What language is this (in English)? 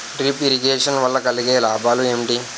Telugu